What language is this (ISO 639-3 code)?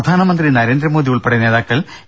mal